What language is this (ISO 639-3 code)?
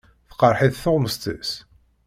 kab